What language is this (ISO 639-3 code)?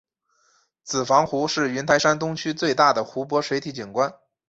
zho